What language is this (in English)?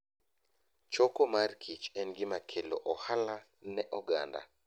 Luo (Kenya and Tanzania)